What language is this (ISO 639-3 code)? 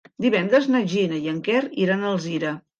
cat